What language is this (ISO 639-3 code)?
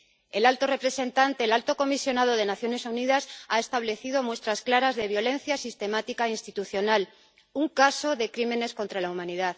spa